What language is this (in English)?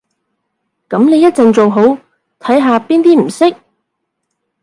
Cantonese